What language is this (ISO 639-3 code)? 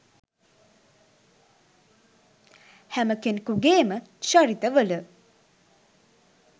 sin